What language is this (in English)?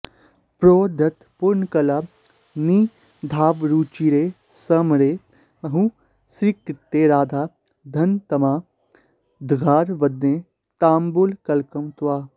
Sanskrit